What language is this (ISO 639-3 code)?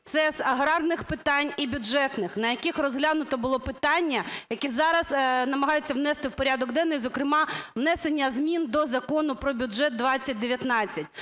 ukr